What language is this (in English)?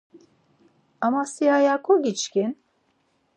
Laz